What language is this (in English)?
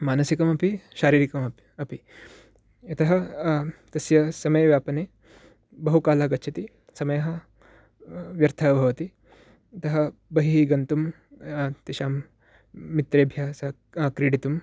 Sanskrit